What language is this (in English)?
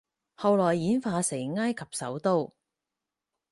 Cantonese